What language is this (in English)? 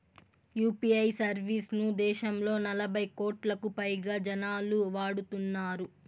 Telugu